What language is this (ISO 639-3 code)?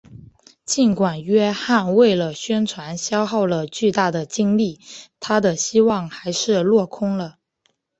zho